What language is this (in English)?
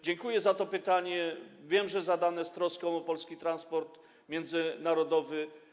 Polish